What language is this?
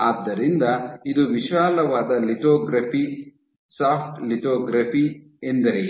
Kannada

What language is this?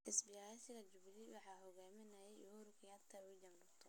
Somali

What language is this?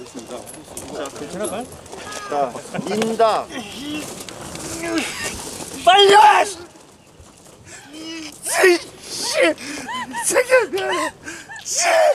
Korean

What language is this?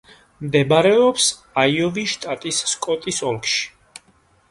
Georgian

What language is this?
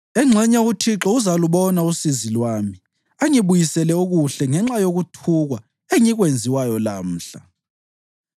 North Ndebele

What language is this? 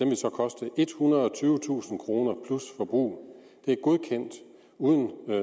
Danish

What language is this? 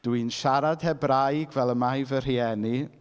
Welsh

